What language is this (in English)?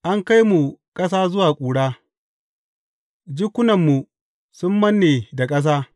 Hausa